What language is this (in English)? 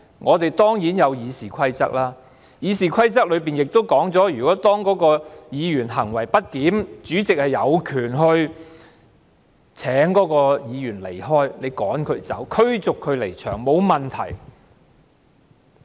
Cantonese